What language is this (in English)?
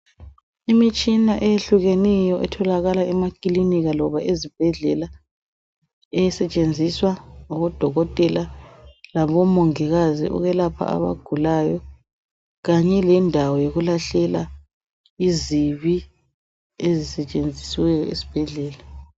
North Ndebele